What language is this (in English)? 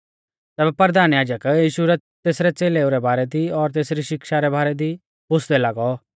Mahasu Pahari